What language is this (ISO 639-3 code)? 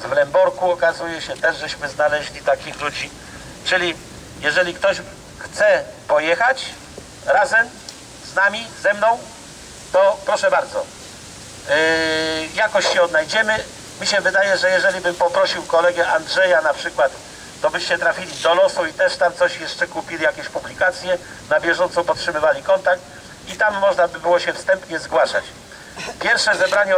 pol